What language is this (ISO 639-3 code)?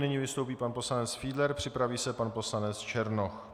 ces